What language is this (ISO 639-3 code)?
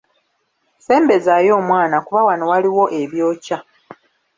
lug